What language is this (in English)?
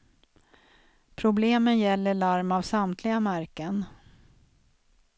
Swedish